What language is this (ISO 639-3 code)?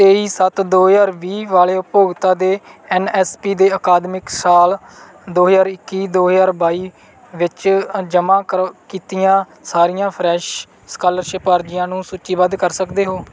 pan